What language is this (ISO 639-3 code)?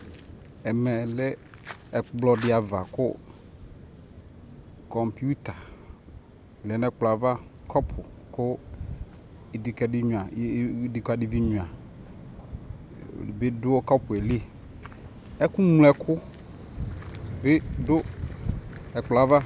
kpo